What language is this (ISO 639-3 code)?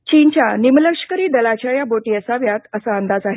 mar